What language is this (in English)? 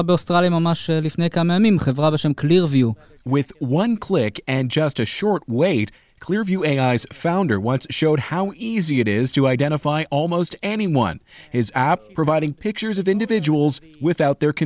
Hebrew